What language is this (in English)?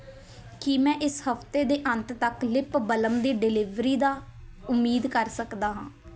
Punjabi